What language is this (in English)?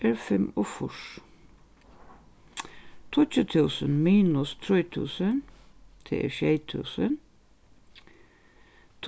Faroese